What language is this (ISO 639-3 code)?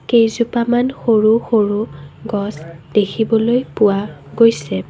asm